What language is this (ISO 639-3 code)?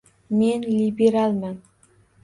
uzb